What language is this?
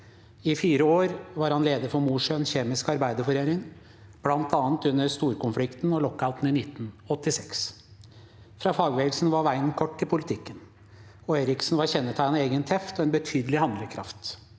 Norwegian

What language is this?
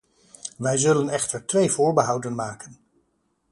Dutch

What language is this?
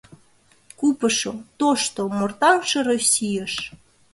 Mari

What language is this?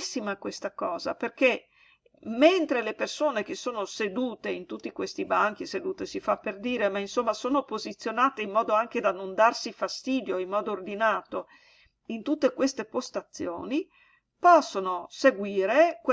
Italian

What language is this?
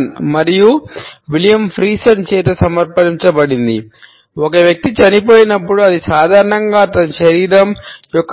Telugu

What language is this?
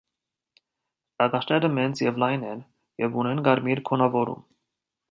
Armenian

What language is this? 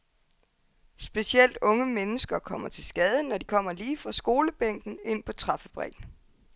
Danish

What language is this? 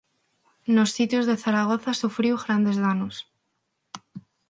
Galician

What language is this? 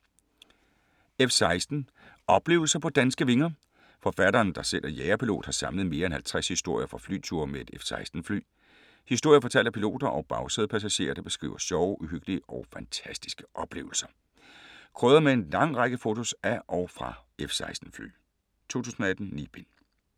Danish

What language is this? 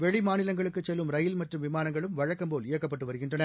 Tamil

